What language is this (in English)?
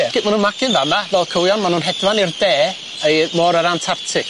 Welsh